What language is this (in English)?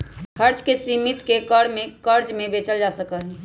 Magahi